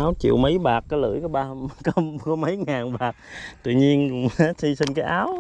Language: Vietnamese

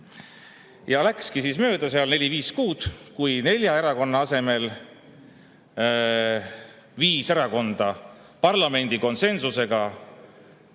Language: Estonian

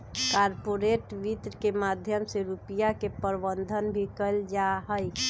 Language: Magahi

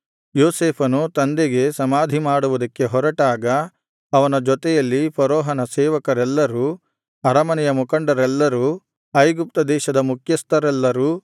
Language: Kannada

